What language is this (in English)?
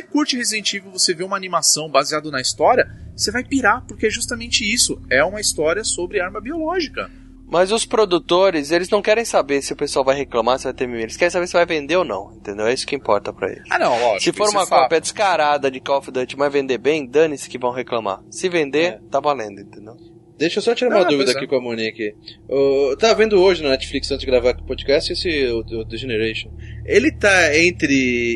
Portuguese